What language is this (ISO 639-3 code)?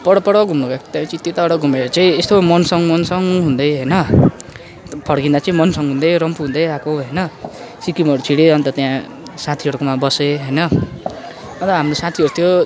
nep